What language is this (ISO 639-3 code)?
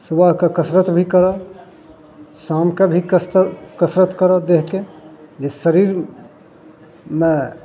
mai